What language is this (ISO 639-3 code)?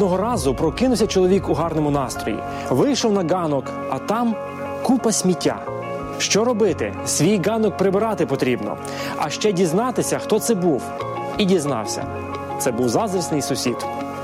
ukr